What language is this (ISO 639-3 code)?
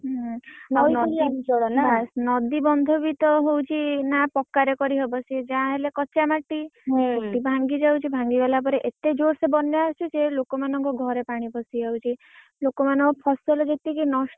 ori